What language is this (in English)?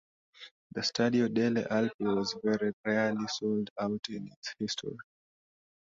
English